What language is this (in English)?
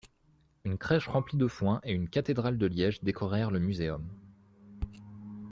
French